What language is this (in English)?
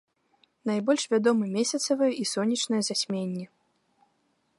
Belarusian